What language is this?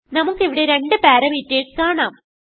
Malayalam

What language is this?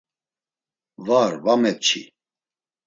Laz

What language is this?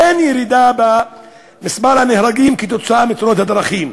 Hebrew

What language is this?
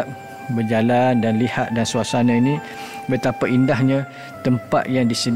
Malay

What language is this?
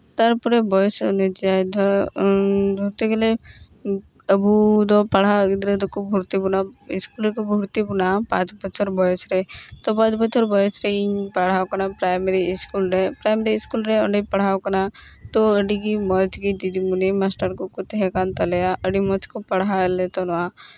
Santali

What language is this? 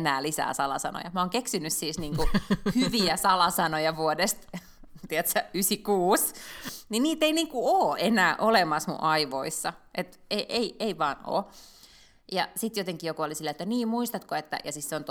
Finnish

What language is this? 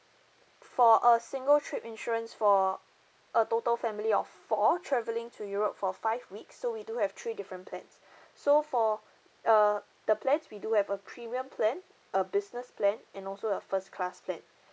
English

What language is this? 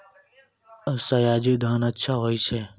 Maithili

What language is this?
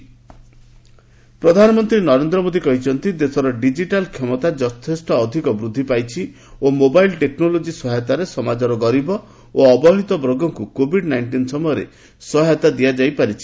Odia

